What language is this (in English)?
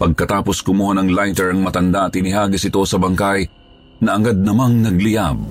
Filipino